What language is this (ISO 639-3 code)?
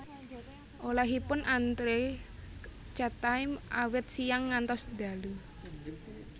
jav